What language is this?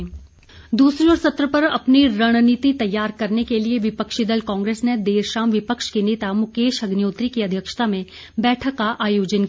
Hindi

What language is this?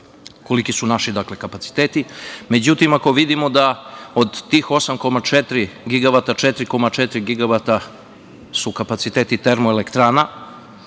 Serbian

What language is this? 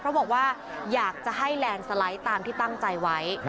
Thai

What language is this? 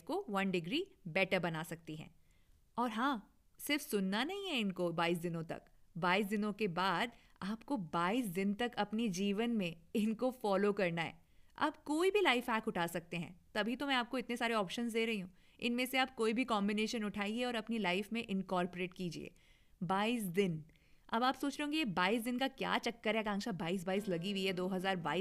Hindi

